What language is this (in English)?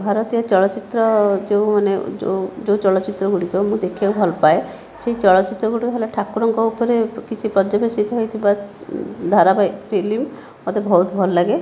Odia